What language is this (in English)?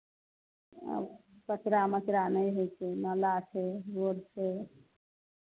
Maithili